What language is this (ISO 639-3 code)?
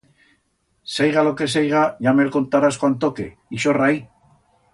arg